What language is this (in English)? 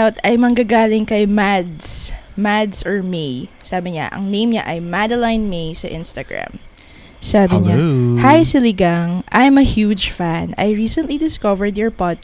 Filipino